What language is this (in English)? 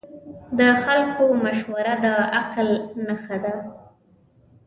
Pashto